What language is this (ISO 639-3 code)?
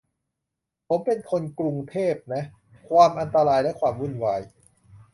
tha